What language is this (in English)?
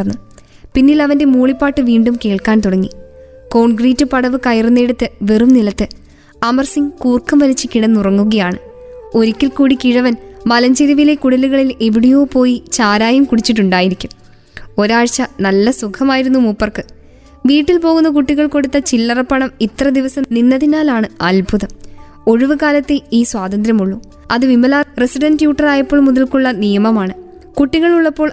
Malayalam